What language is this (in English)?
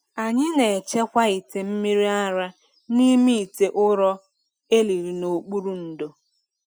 Igbo